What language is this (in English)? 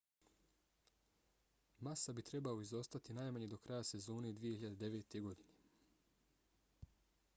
Bosnian